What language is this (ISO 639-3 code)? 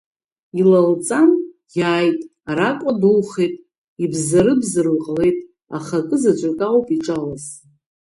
abk